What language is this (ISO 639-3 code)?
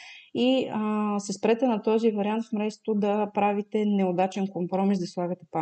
bul